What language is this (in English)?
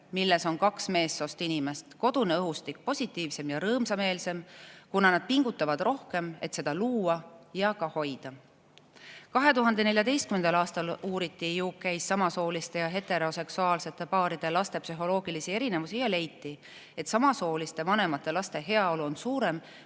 Estonian